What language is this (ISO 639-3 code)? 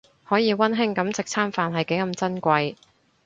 yue